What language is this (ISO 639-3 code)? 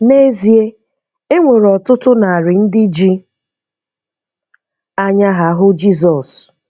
ibo